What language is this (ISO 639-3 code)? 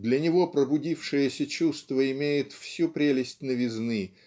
rus